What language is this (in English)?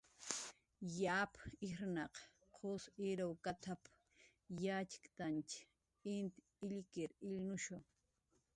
Jaqaru